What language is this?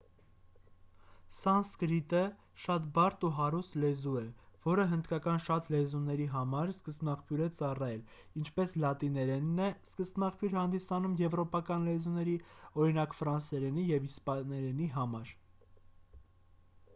Armenian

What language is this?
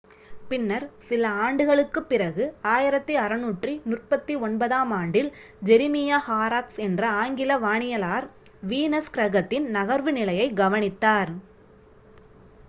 Tamil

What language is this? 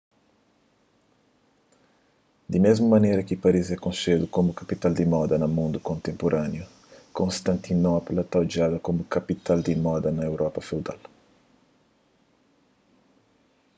Kabuverdianu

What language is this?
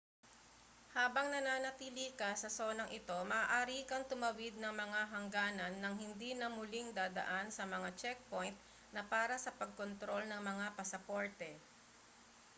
Filipino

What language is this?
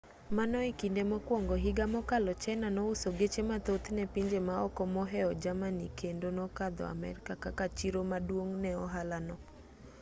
Luo (Kenya and Tanzania)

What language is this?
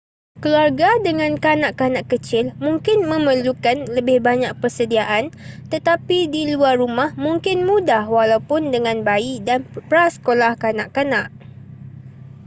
Malay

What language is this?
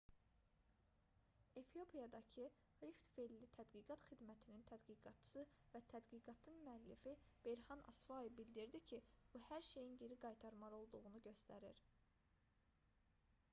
Azerbaijani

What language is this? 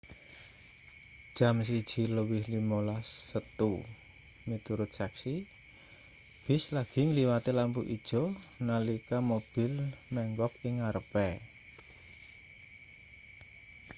Javanese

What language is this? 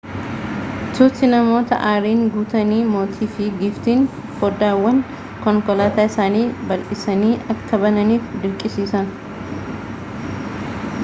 Oromo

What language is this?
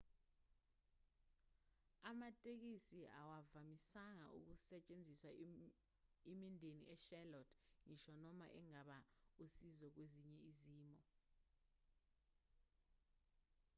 Zulu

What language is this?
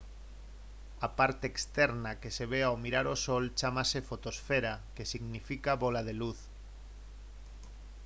Galician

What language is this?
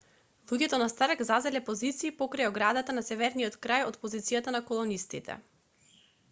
Macedonian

